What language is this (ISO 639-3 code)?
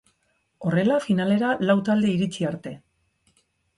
eus